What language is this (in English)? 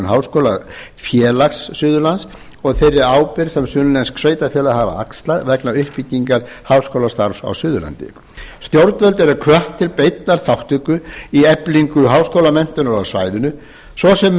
Icelandic